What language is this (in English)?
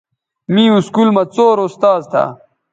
Bateri